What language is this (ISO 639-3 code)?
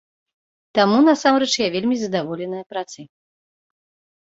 bel